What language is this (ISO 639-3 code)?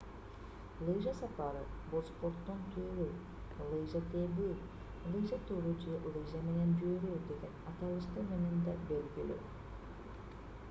kir